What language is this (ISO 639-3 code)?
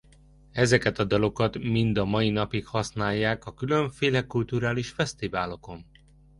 hun